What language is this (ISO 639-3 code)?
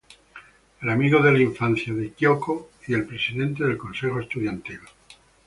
spa